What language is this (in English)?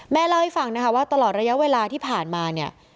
Thai